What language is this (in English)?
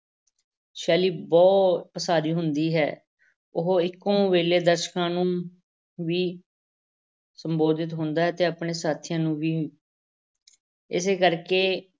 Punjabi